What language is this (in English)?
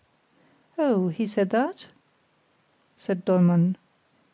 English